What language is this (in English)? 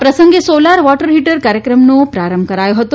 Gujarati